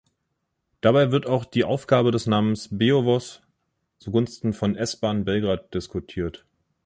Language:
German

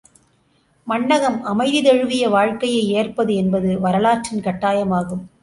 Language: Tamil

